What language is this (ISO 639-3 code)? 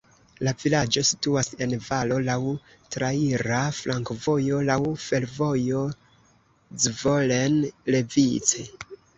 epo